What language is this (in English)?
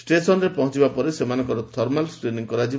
Odia